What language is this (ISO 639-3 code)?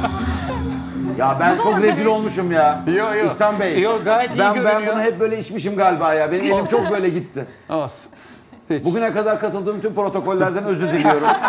tur